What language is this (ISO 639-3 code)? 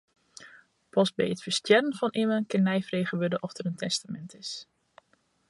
fry